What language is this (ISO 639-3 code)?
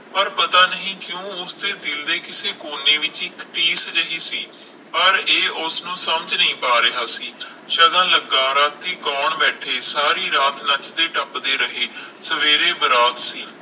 pan